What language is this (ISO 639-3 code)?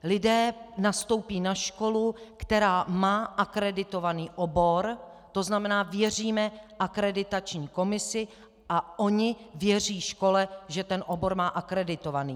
ces